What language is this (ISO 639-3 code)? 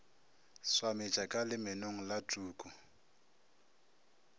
nso